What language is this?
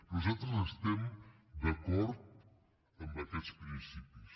Catalan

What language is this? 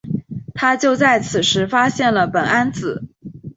Chinese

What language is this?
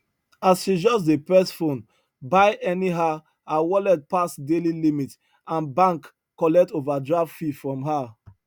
Nigerian Pidgin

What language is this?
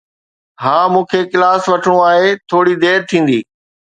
Sindhi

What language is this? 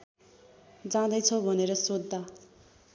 Nepali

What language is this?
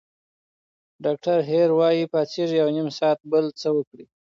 Pashto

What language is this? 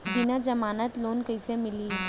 Chhattisgarhi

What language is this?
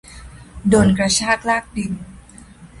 Thai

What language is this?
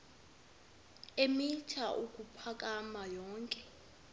Xhosa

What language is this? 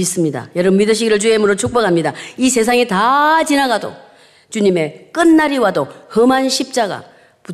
Korean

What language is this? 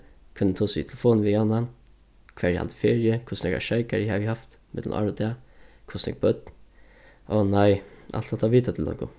Faroese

